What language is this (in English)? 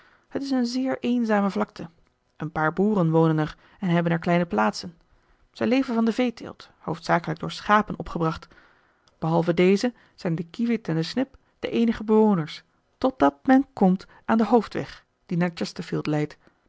Dutch